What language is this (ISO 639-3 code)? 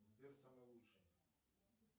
rus